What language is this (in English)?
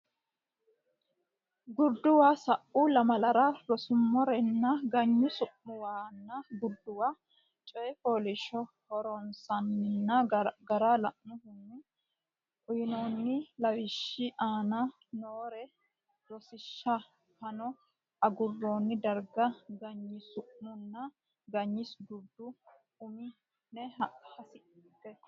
Sidamo